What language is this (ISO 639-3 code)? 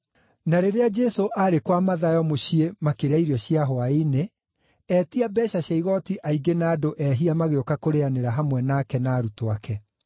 kik